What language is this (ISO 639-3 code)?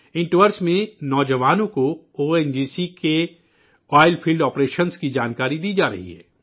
urd